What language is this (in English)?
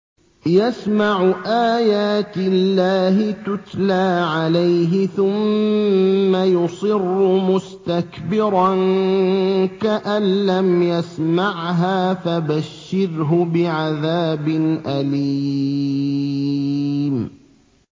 Arabic